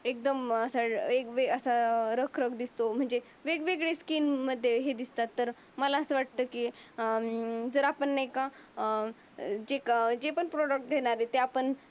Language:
Marathi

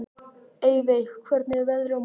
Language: Icelandic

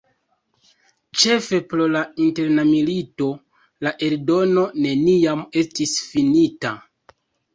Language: Esperanto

